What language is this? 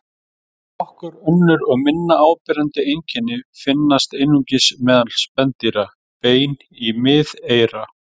Icelandic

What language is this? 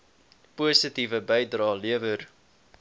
Afrikaans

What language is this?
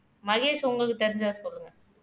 Tamil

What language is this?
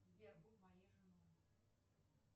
Russian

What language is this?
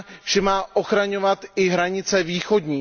Czech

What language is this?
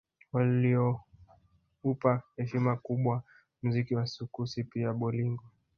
Swahili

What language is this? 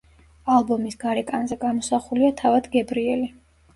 Georgian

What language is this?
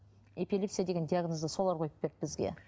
Kazakh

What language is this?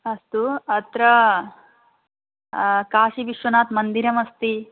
Sanskrit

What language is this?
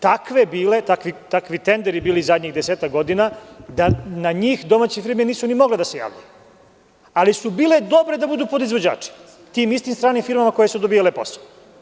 Serbian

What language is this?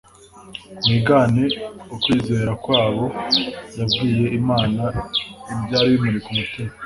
Kinyarwanda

